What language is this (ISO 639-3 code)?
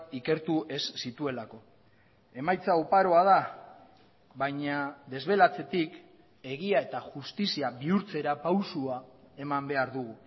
eus